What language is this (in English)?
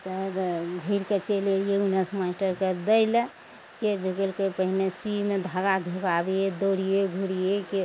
Maithili